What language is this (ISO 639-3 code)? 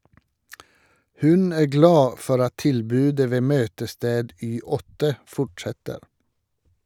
nor